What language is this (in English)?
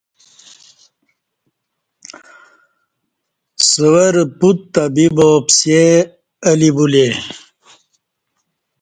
Kati